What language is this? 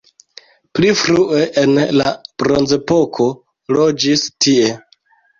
Esperanto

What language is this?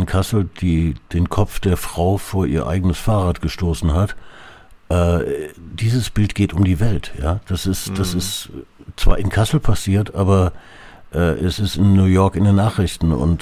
German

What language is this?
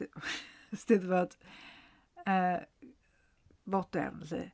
Welsh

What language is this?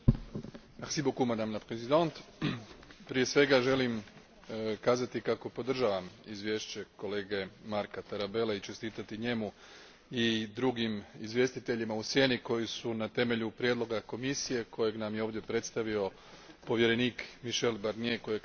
Croatian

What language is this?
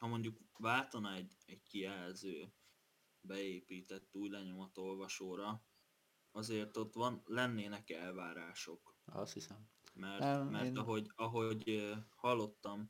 Hungarian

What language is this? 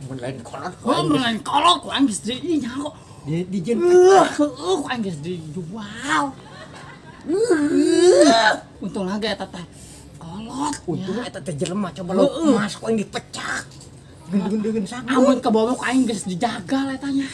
Indonesian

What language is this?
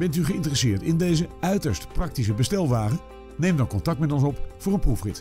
Dutch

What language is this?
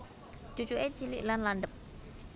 Javanese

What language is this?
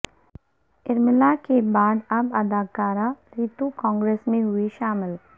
Urdu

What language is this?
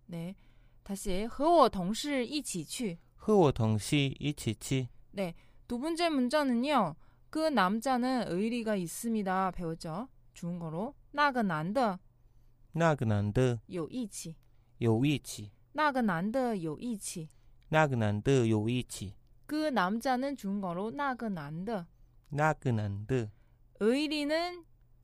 Korean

